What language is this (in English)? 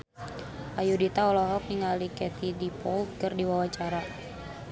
Sundanese